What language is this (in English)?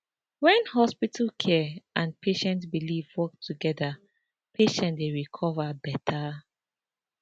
Nigerian Pidgin